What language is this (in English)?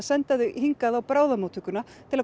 Icelandic